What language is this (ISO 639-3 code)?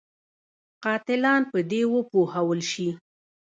pus